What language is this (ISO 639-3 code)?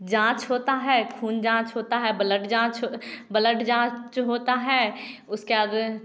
hin